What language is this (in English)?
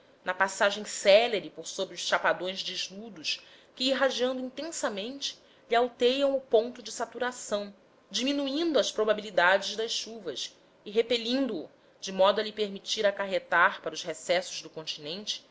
Portuguese